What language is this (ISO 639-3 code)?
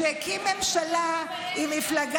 heb